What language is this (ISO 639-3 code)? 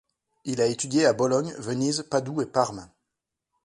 fra